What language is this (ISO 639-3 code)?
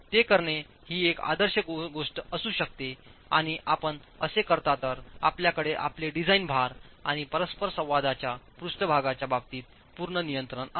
mar